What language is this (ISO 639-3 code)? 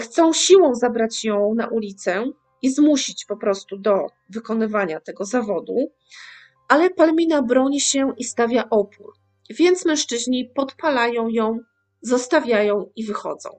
pol